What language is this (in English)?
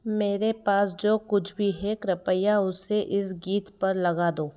Hindi